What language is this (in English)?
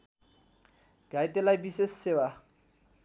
Nepali